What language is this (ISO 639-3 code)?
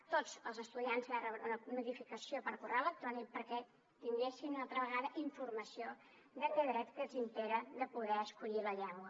cat